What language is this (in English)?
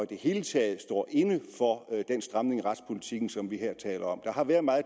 Danish